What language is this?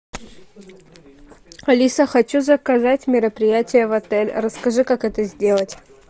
Russian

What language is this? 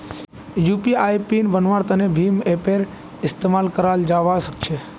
Magahi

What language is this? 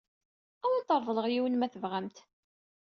Kabyle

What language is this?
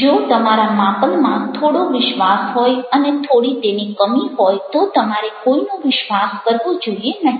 Gujarati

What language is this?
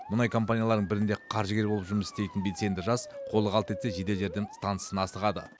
Kazakh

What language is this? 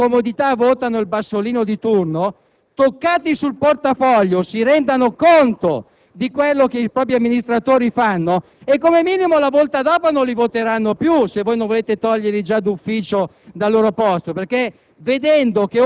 Italian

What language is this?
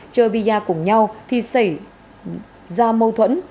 Vietnamese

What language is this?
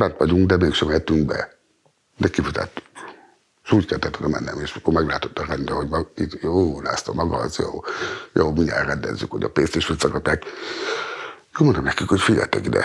Hungarian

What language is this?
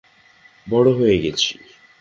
Bangla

